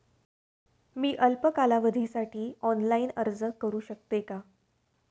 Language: Marathi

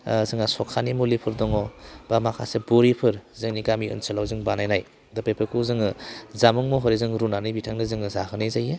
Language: Bodo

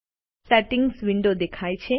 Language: Gujarati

